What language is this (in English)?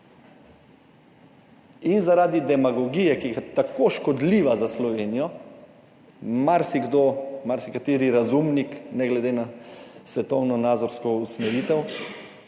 Slovenian